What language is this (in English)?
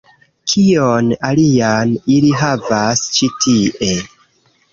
Esperanto